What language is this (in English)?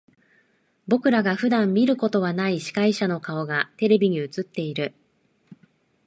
Japanese